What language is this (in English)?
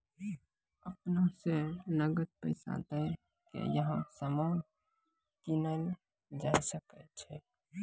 Maithili